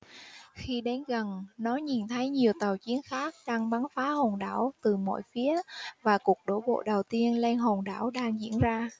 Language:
Vietnamese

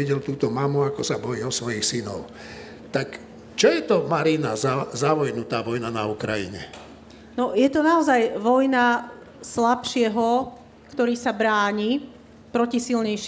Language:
Slovak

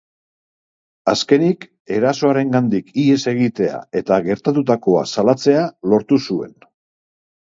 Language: Basque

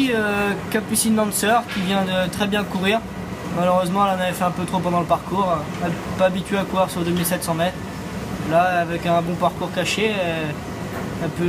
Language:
French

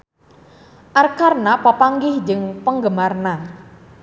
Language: Sundanese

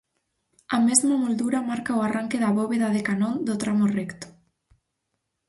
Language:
Galician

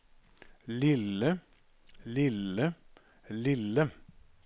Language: Norwegian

